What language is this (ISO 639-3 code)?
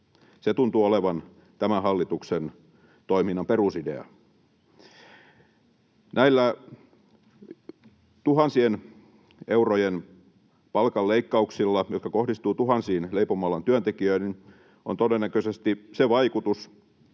fin